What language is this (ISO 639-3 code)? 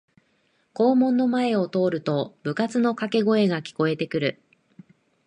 jpn